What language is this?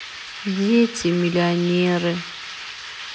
Russian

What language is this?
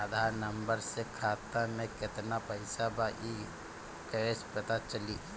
Bhojpuri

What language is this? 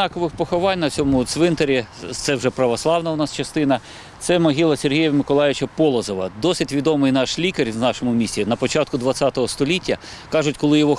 Ukrainian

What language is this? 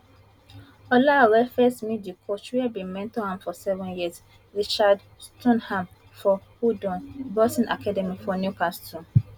Nigerian Pidgin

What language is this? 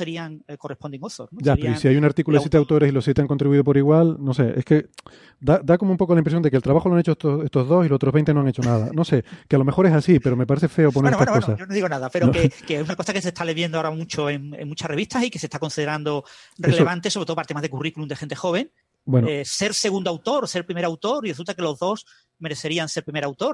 Spanish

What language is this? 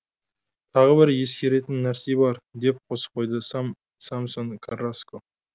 Kazakh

